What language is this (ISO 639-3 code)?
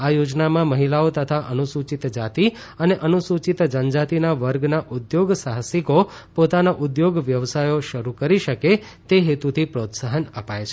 guj